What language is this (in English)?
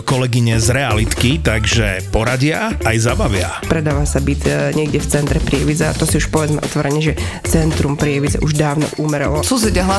Slovak